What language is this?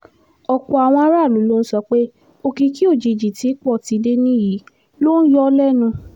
Yoruba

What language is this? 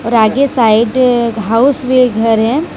Hindi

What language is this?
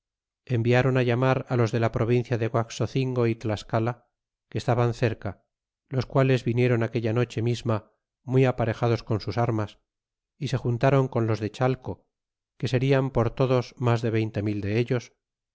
Spanish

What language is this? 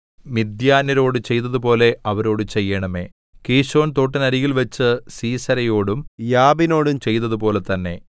Malayalam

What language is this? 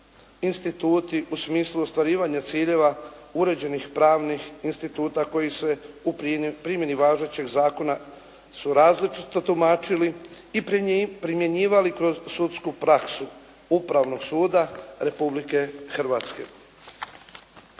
Croatian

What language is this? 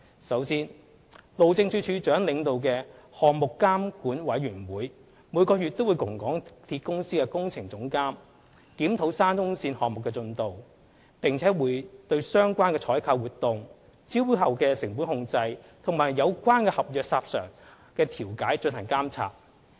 Cantonese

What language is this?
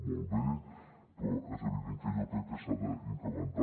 Catalan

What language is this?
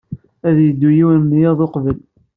Kabyle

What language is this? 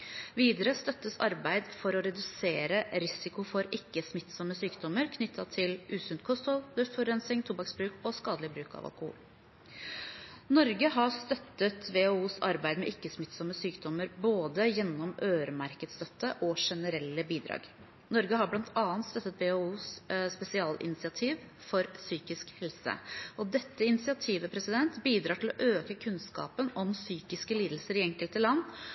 Norwegian Bokmål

